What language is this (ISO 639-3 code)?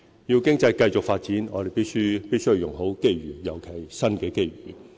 yue